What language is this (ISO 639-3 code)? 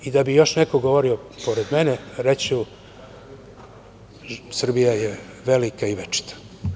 srp